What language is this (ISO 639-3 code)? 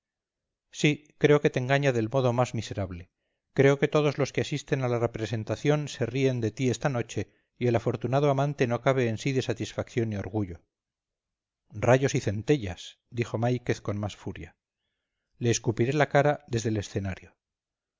spa